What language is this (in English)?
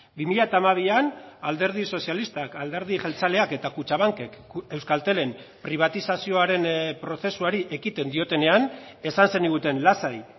Basque